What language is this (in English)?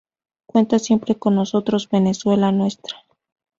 Spanish